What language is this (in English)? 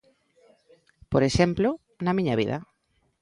Galician